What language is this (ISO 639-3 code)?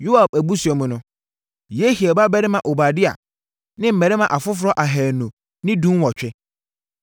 aka